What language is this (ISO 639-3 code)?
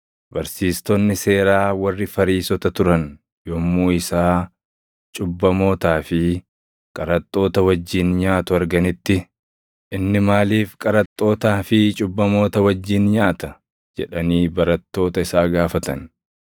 orm